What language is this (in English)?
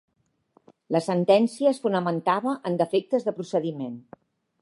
Catalan